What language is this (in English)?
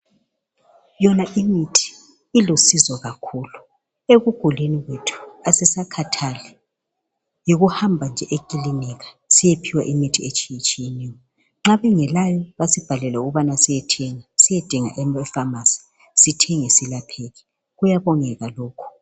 North Ndebele